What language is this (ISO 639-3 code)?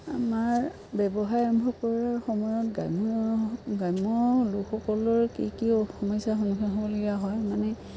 asm